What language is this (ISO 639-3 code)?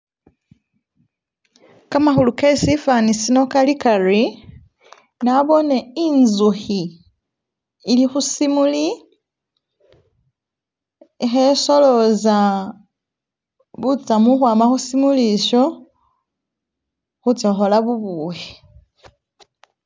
myx